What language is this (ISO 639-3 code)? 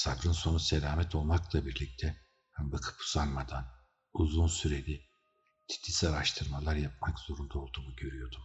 tur